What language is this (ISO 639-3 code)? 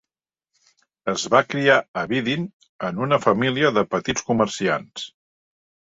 cat